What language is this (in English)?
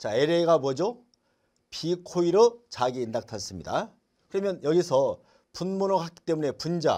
Korean